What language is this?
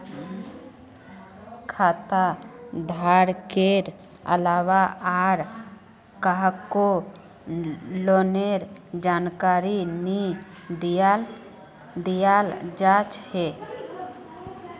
Magahi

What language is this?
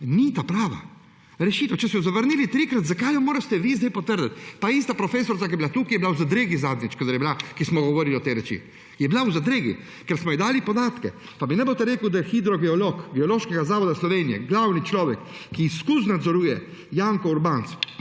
Slovenian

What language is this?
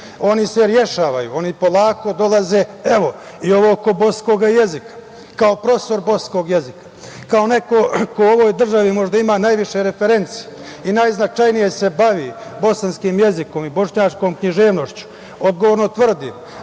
Serbian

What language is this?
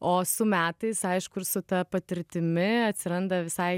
Lithuanian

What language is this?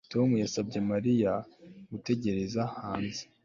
Kinyarwanda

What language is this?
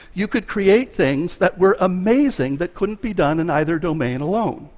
English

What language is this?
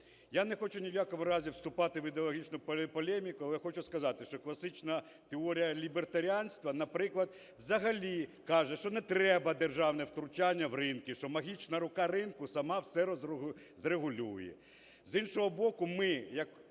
Ukrainian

